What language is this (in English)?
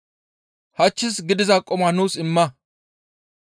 Gamo